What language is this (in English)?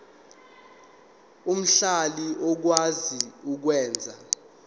Zulu